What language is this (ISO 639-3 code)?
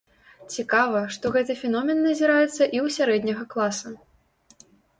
bel